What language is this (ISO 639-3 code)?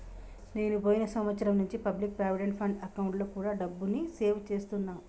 tel